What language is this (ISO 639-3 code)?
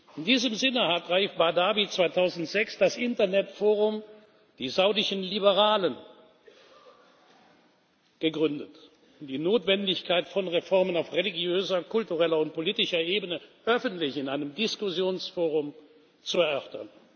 deu